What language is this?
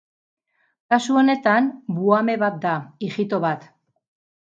Basque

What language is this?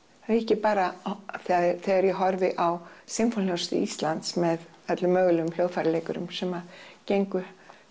Icelandic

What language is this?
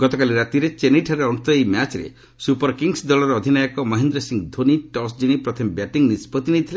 Odia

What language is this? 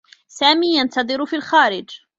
Arabic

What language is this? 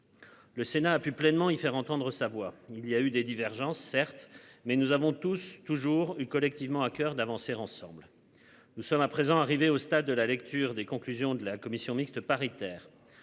French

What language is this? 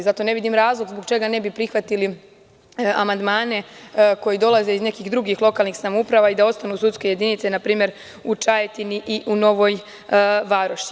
Serbian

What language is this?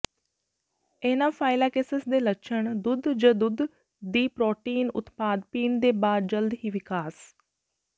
Punjabi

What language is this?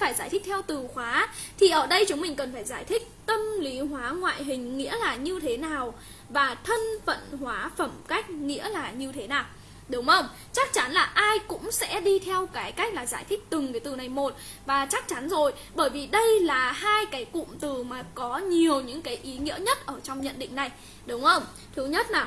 Vietnamese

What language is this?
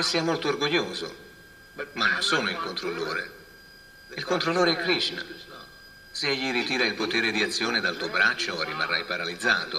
Italian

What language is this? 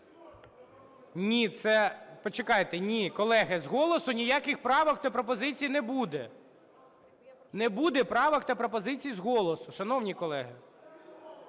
Ukrainian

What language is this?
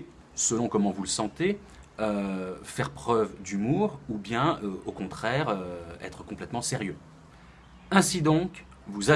French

